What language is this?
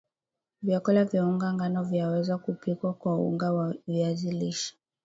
Swahili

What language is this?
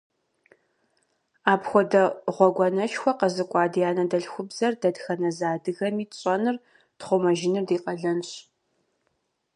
Kabardian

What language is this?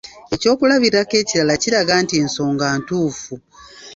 Ganda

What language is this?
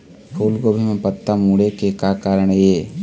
Chhattisgarhi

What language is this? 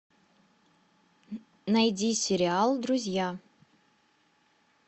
Russian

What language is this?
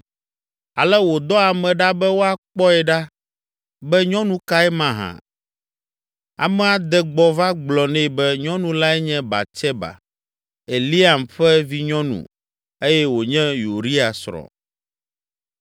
Ewe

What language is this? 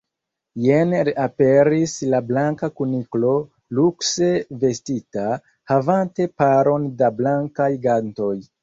Esperanto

